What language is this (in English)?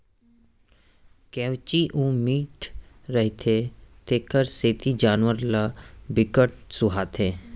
Chhattisgarhi